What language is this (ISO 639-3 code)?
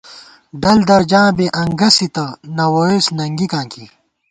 gwt